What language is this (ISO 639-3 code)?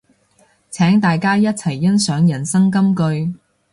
yue